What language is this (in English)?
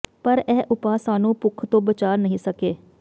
Punjabi